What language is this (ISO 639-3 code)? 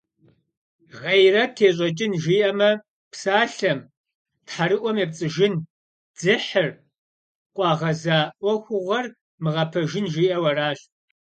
kbd